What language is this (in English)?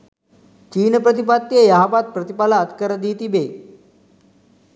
Sinhala